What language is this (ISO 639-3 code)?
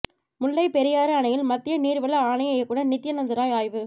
tam